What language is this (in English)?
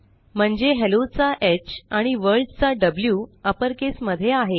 Marathi